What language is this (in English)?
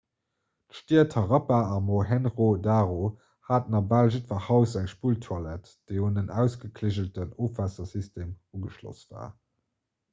Luxembourgish